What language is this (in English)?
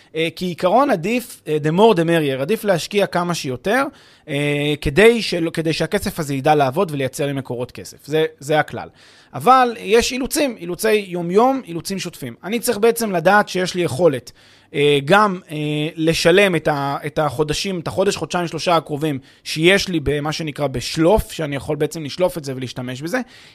Hebrew